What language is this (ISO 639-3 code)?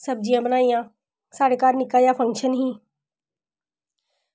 doi